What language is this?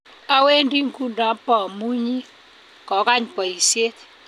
Kalenjin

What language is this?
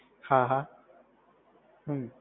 Gujarati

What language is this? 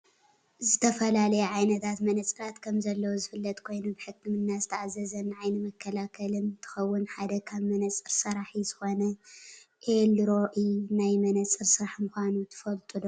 Tigrinya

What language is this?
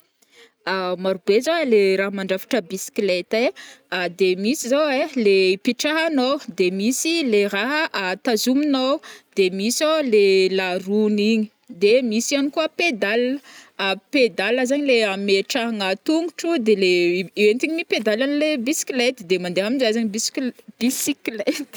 Northern Betsimisaraka Malagasy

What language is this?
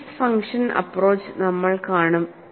Malayalam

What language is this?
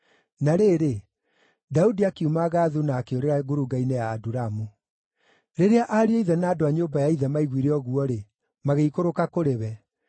Kikuyu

